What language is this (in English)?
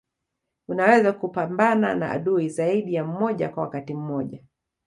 Swahili